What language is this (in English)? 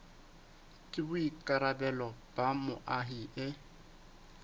Southern Sotho